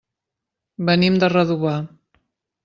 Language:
Catalan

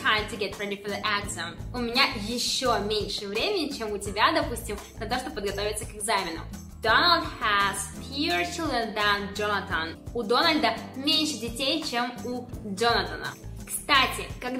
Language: Russian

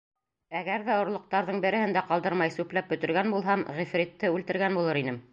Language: Bashkir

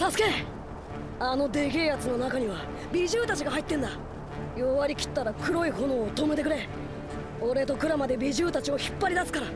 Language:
Japanese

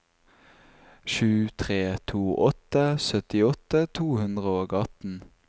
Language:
Norwegian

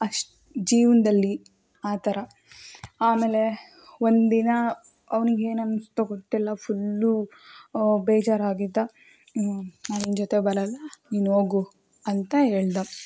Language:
Kannada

